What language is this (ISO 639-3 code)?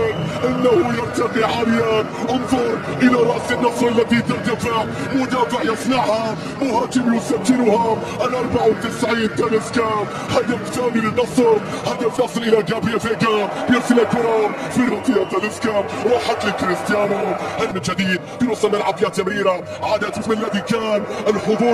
ara